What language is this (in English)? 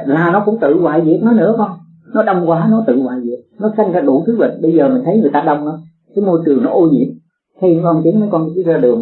Vietnamese